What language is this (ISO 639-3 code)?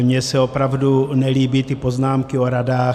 ces